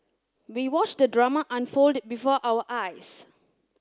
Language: English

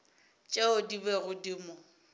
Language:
Northern Sotho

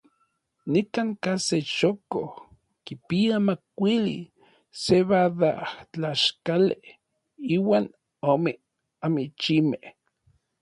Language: Orizaba Nahuatl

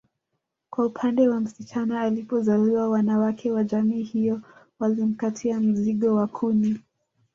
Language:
Swahili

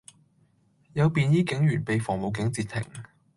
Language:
Cantonese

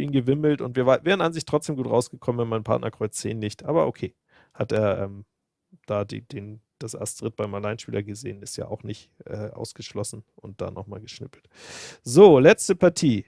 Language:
German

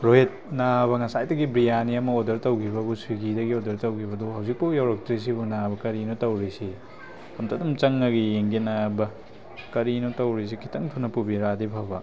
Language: Manipuri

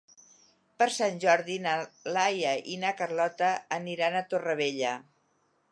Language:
Catalan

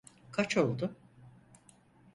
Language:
Turkish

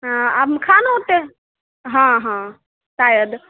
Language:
Maithili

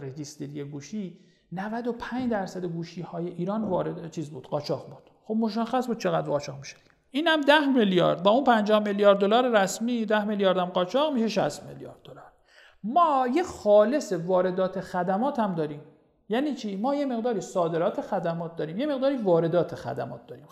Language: Persian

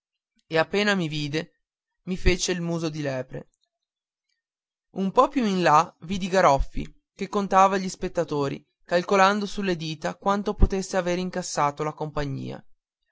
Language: Italian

